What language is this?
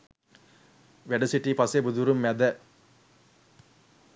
Sinhala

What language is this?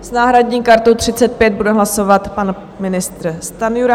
Czech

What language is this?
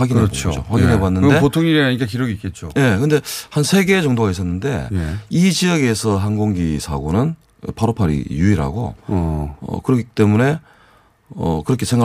Korean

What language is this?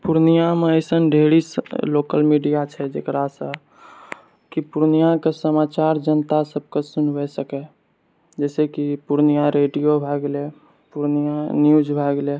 Maithili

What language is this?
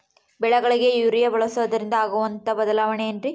Kannada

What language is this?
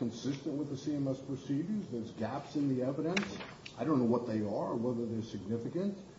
English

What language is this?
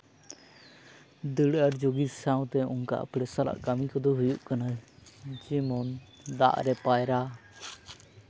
Santali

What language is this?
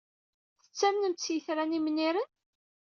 Kabyle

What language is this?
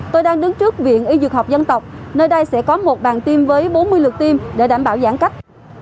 Vietnamese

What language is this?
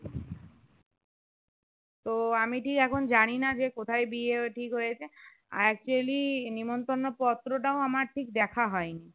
Bangla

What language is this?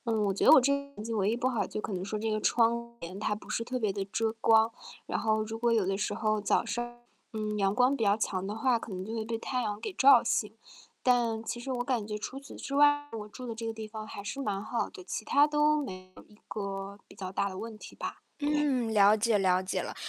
Chinese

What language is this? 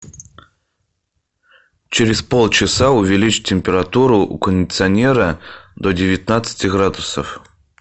Russian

